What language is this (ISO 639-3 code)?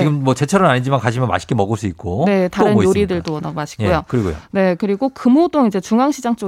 kor